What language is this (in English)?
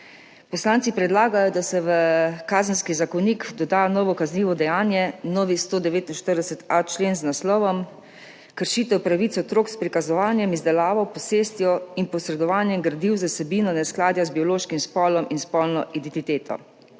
Slovenian